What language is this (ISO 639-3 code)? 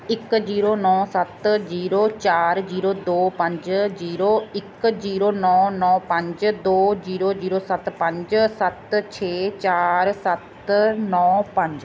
pan